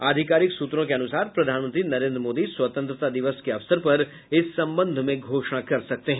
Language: Hindi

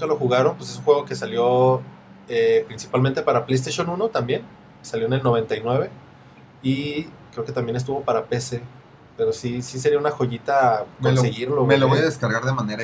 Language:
Spanish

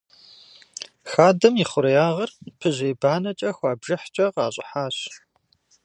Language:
Kabardian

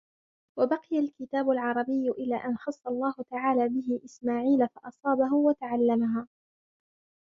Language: Arabic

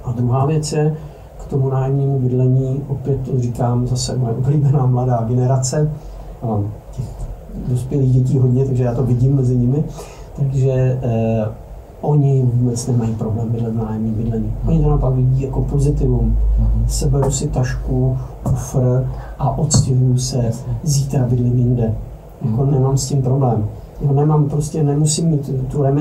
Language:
Czech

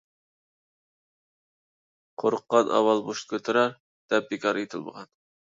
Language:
Uyghur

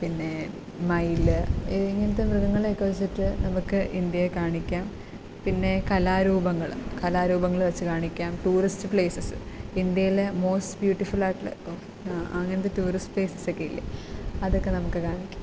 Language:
Malayalam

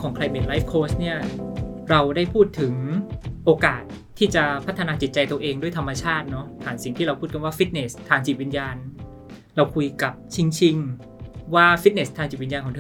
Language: Thai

